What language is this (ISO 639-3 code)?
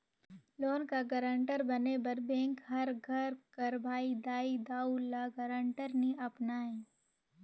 hne